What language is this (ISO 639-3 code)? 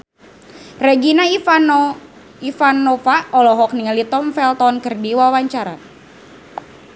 sun